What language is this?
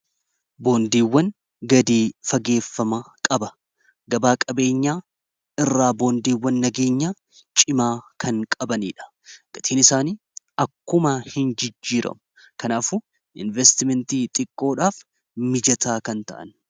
Oromo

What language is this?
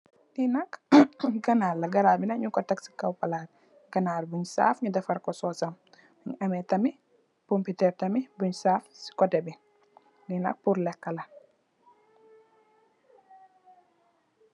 Wolof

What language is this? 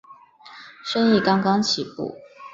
Chinese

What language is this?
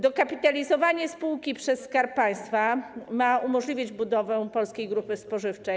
Polish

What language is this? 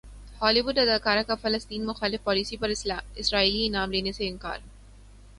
Urdu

